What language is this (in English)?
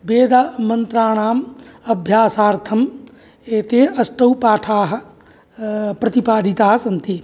Sanskrit